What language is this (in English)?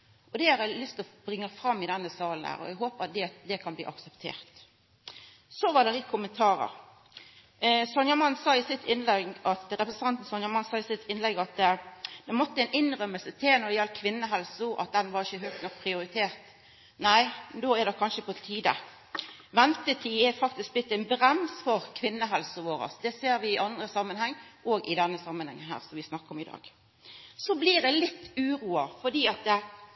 Norwegian Nynorsk